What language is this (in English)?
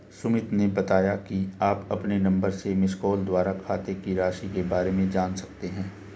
Hindi